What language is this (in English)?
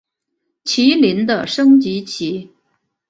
Chinese